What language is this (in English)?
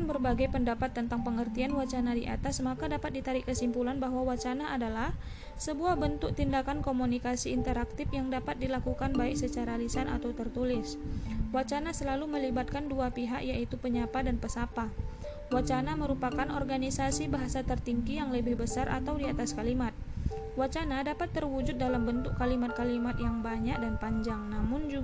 Indonesian